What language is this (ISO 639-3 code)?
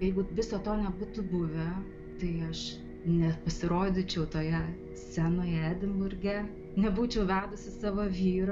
lit